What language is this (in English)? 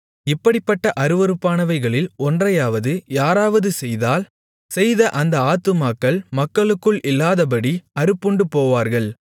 Tamil